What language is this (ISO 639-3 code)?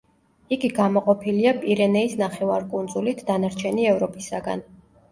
kat